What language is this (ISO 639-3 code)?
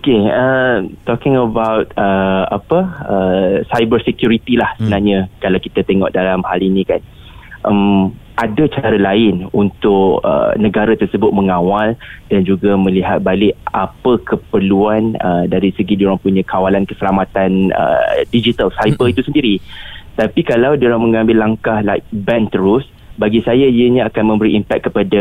msa